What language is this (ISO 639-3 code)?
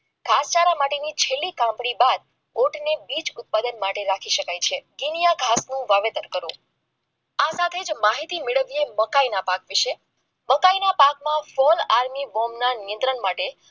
guj